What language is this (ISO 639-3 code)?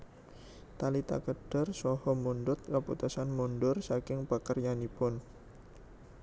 jav